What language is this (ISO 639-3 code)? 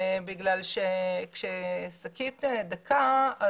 heb